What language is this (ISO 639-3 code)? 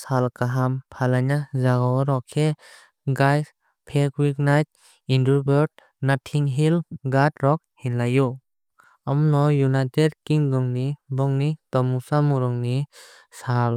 trp